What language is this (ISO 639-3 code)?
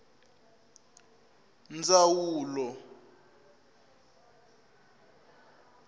tso